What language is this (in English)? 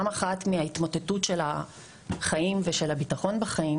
Hebrew